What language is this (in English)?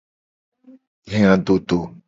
Gen